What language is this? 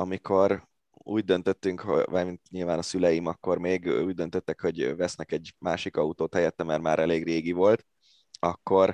Hungarian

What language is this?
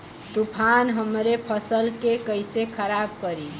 Bhojpuri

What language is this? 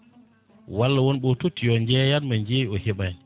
Fula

